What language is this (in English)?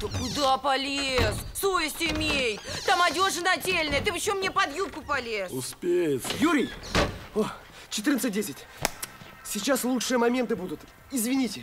Russian